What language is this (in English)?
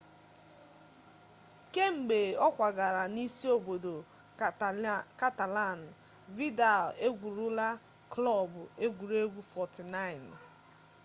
Igbo